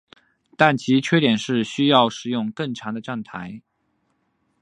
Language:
Chinese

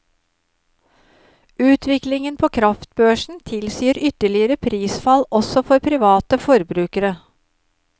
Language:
Norwegian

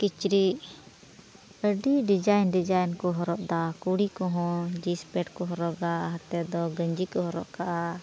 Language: Santali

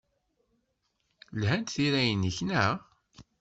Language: Kabyle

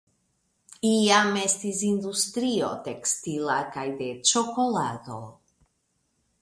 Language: Esperanto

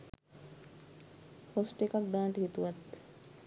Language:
Sinhala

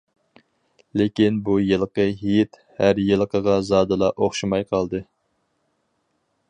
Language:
Uyghur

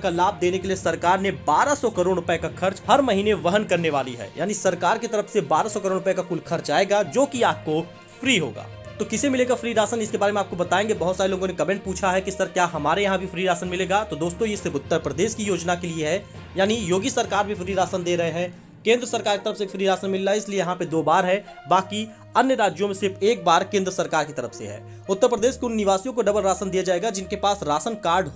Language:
Hindi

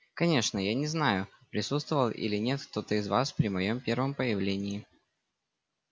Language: Russian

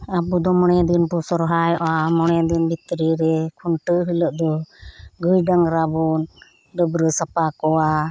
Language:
Santali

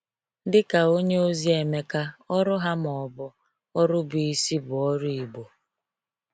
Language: Igbo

